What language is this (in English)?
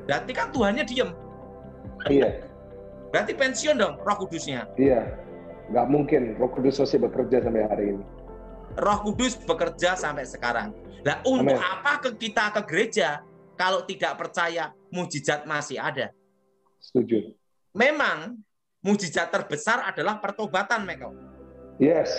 Indonesian